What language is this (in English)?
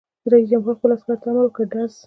Pashto